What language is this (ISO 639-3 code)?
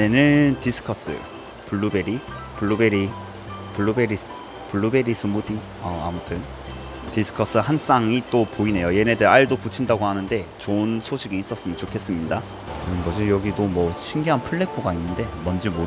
kor